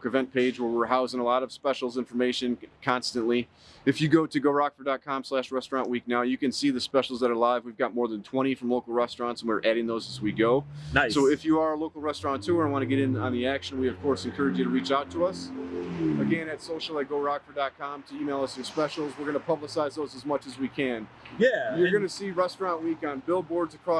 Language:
English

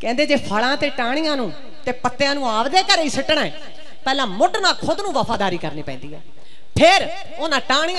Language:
Punjabi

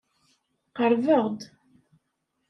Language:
Kabyle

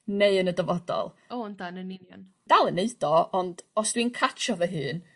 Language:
Welsh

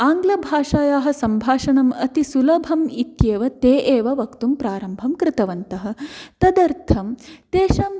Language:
Sanskrit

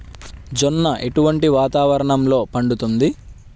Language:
Telugu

